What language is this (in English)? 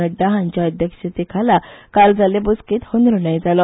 Konkani